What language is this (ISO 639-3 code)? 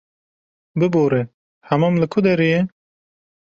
kur